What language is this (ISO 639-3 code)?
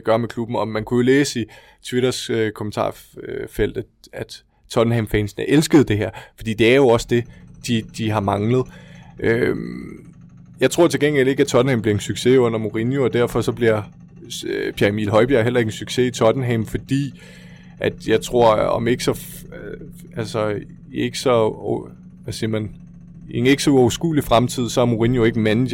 dan